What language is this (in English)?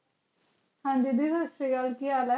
Punjabi